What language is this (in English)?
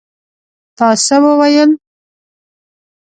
Pashto